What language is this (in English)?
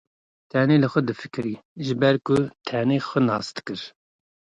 Kurdish